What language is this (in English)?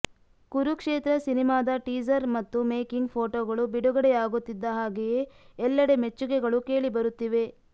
Kannada